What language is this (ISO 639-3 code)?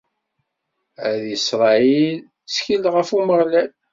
kab